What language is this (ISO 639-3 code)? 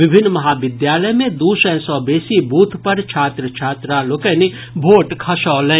mai